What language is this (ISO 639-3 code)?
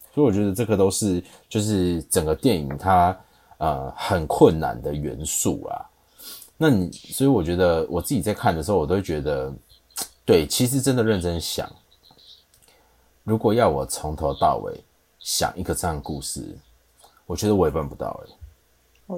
zho